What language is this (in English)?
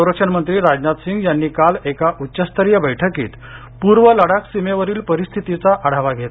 Marathi